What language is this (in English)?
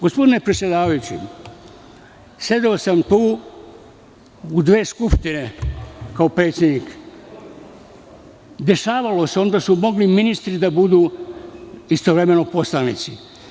Serbian